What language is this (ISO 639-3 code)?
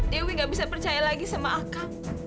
ind